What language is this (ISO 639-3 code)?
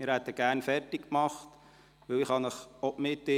gsw